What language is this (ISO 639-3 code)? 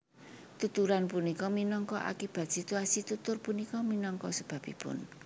jav